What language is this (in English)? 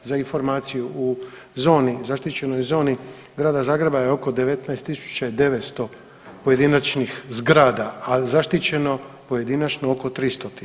Croatian